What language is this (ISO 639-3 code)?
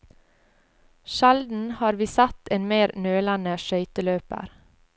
nor